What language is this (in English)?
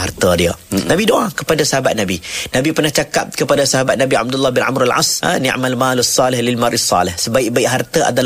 Malay